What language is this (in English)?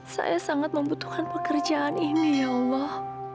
Indonesian